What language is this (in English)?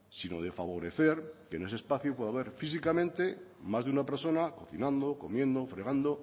Spanish